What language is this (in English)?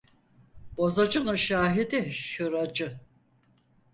Turkish